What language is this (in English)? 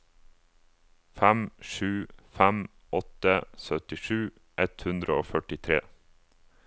Norwegian